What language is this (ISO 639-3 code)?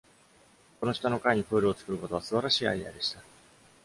jpn